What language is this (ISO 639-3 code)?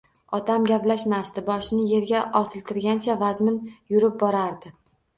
uzb